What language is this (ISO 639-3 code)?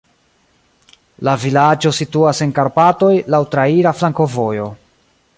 epo